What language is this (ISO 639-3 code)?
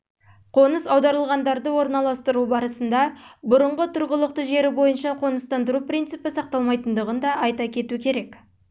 kaz